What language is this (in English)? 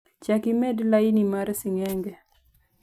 Luo (Kenya and Tanzania)